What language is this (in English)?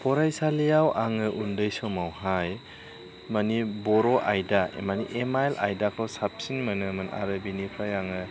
Bodo